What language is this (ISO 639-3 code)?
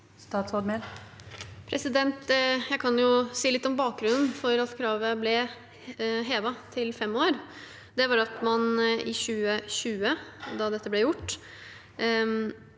nor